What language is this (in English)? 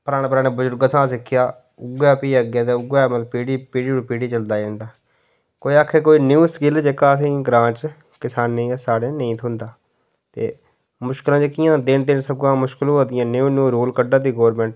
Dogri